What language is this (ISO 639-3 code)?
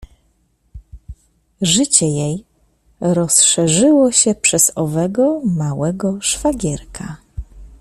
pol